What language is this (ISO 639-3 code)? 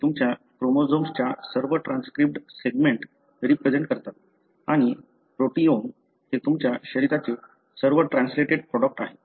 mar